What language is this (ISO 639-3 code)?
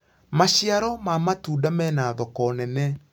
kik